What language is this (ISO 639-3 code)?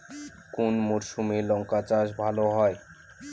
ben